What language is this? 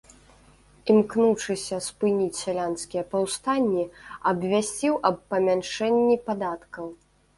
Belarusian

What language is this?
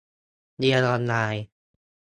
Thai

